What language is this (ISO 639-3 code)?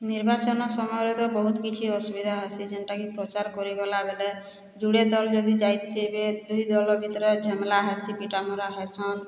ori